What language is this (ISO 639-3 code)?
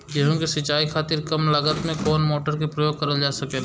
bho